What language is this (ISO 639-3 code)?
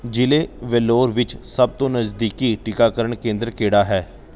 pan